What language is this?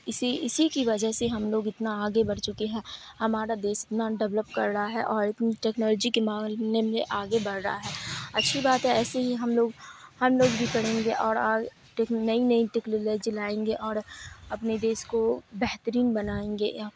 Urdu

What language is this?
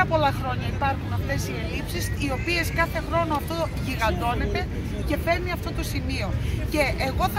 Greek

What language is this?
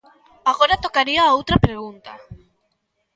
Galician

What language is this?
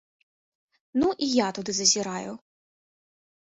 Belarusian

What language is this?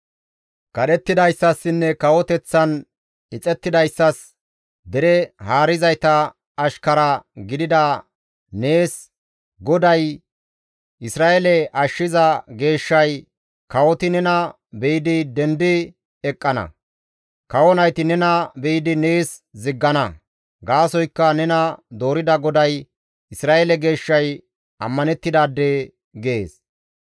Gamo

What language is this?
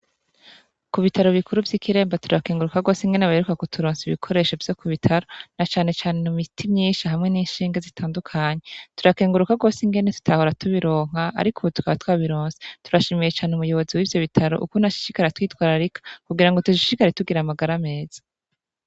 Rundi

